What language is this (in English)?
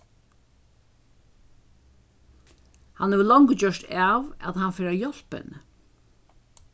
Faroese